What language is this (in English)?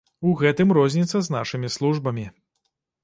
Belarusian